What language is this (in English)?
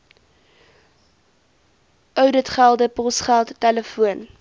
Afrikaans